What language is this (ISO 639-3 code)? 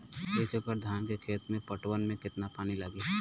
bho